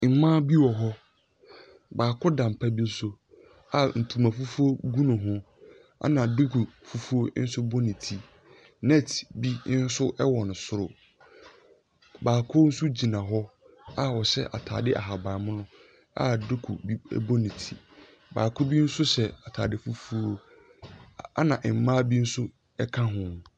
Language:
Akan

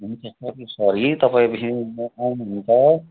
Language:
Nepali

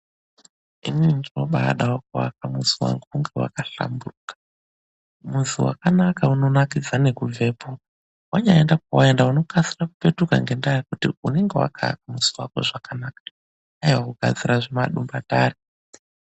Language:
Ndau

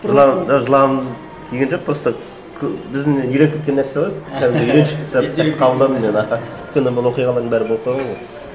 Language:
Kazakh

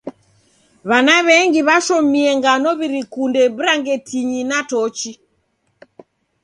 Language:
Taita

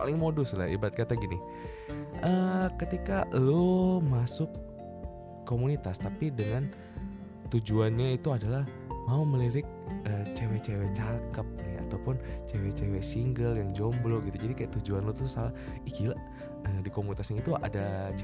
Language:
Indonesian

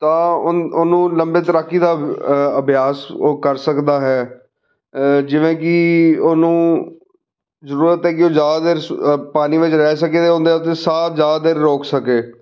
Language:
Punjabi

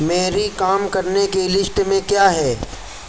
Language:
Urdu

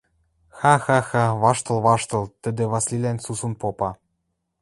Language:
Western Mari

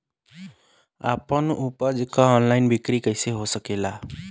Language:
Bhojpuri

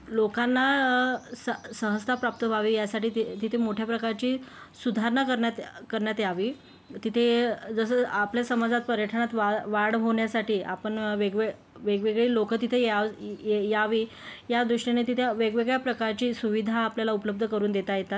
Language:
Marathi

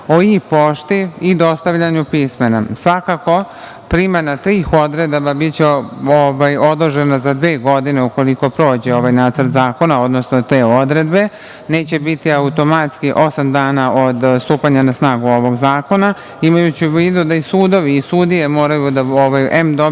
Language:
Serbian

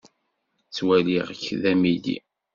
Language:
Kabyle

